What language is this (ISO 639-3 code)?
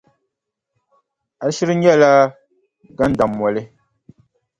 dag